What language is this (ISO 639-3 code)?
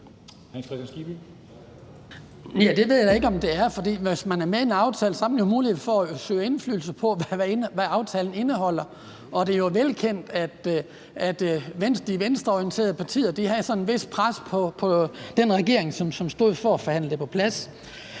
dan